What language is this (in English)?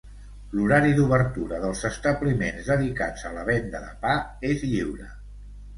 Catalan